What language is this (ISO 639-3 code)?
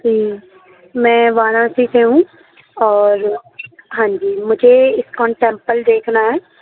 urd